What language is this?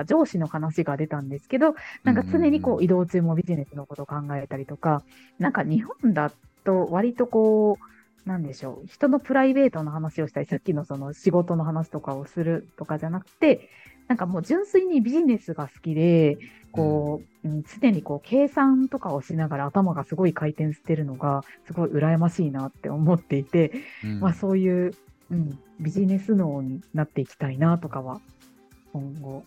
Japanese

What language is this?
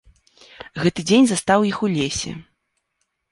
Belarusian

